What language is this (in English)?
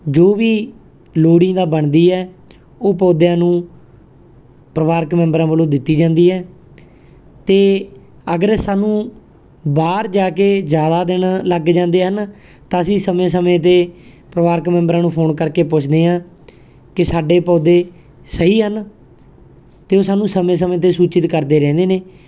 Punjabi